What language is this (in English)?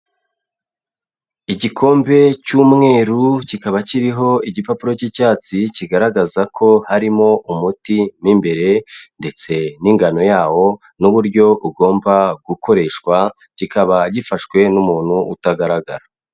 Kinyarwanda